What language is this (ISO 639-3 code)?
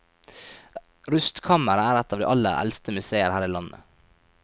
nor